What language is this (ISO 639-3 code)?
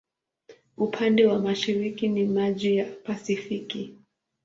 swa